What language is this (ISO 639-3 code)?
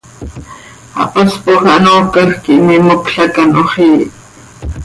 sei